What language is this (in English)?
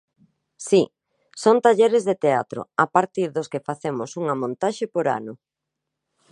Galician